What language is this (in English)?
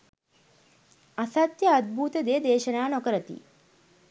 Sinhala